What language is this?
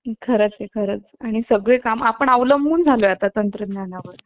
Marathi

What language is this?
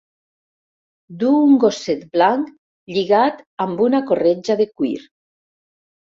Catalan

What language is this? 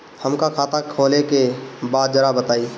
Bhojpuri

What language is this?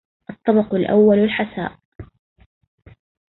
Arabic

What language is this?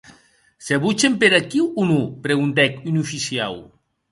Occitan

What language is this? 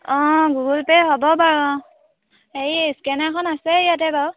Assamese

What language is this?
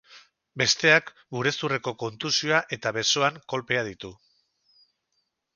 Basque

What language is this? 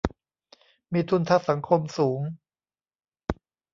Thai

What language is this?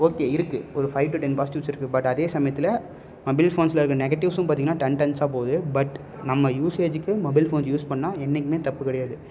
Tamil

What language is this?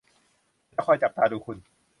Thai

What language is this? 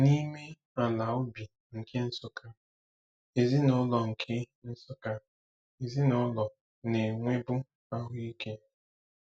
Igbo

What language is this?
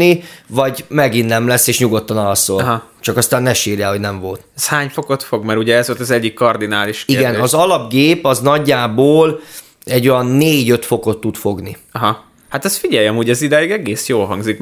Hungarian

